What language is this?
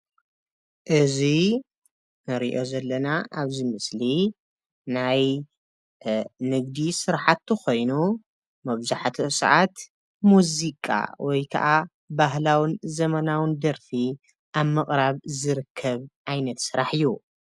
Tigrinya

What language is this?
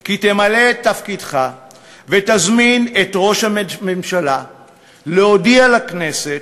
Hebrew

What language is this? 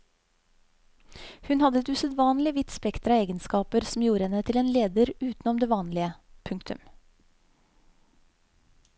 Norwegian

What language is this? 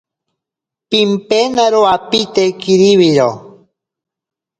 Ashéninka Perené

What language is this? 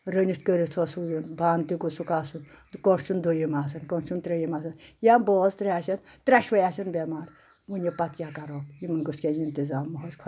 Kashmiri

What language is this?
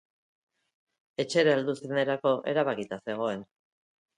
Basque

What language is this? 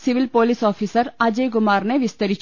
Malayalam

